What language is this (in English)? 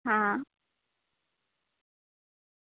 Gujarati